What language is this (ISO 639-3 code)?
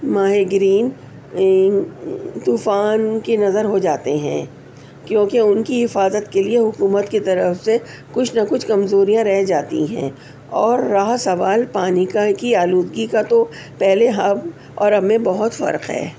urd